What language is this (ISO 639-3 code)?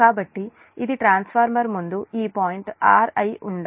tel